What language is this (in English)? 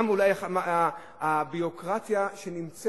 Hebrew